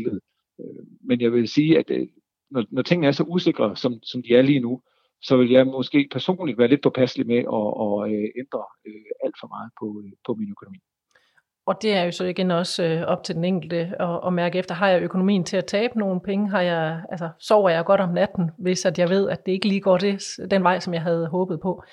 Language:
Danish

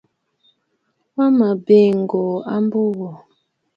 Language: Bafut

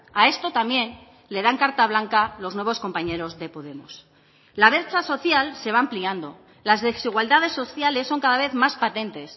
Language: Spanish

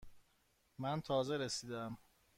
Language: Persian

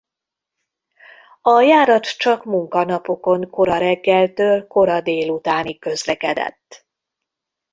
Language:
Hungarian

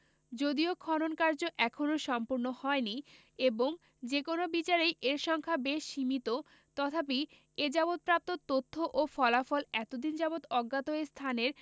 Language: Bangla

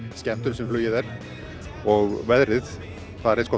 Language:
Icelandic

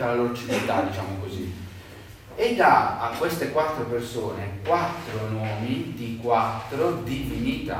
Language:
Italian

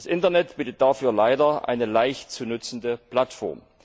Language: German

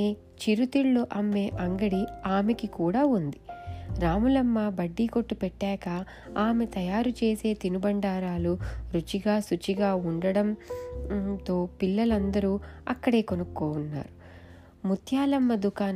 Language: Telugu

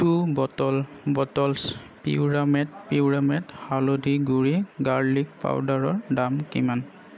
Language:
Assamese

